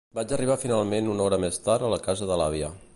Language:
Catalan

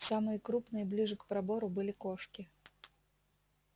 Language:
Russian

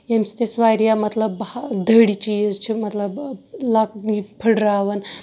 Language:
Kashmiri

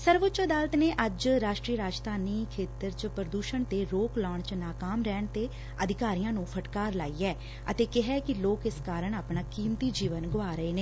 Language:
Punjabi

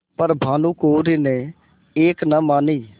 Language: Hindi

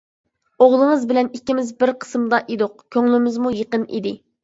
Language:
Uyghur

